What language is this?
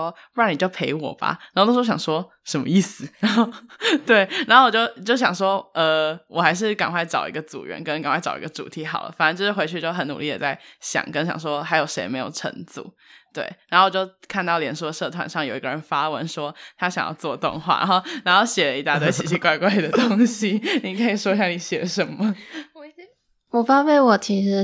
Chinese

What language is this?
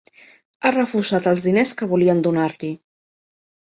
Catalan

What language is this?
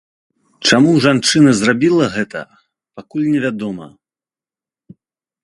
Belarusian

